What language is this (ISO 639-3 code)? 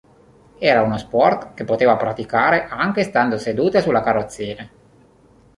ita